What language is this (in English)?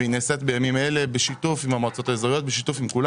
Hebrew